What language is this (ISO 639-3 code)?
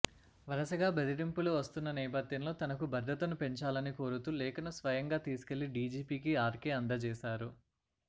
tel